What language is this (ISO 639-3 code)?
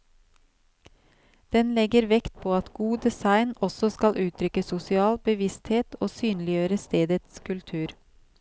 nor